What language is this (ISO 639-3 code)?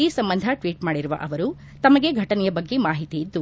kan